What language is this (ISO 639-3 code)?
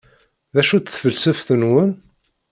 kab